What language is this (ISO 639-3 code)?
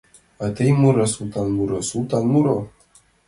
chm